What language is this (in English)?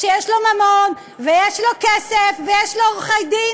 Hebrew